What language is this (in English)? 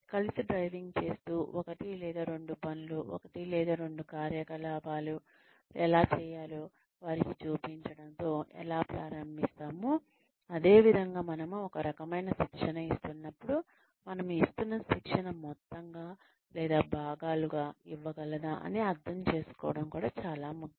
Telugu